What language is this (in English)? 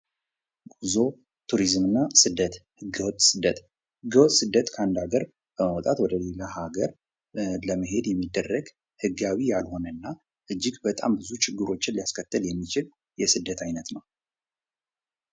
Amharic